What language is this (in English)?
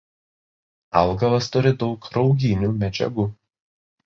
Lithuanian